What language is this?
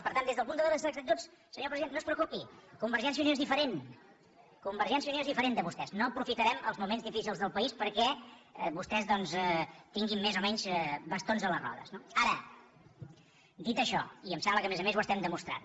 Catalan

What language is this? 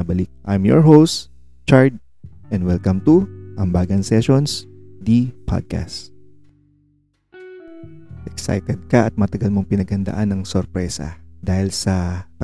Filipino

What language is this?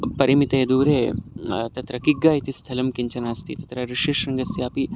Sanskrit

